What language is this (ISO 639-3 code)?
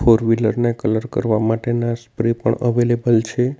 guj